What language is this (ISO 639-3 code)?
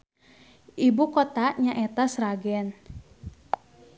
sun